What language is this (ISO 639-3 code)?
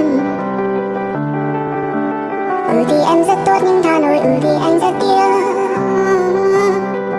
vie